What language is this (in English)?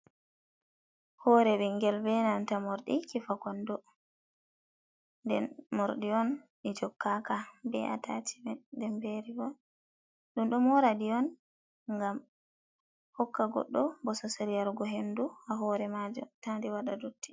Fula